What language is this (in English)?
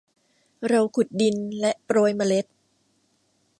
Thai